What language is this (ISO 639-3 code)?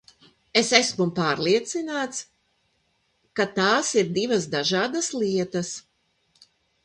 lav